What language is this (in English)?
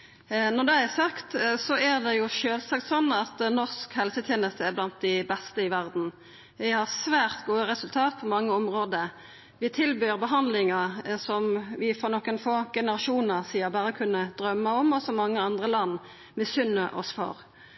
Norwegian Nynorsk